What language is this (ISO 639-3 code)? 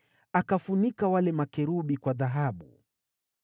swa